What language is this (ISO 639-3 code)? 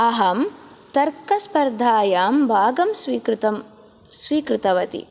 san